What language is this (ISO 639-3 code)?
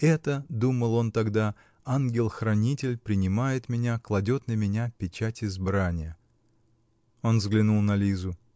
rus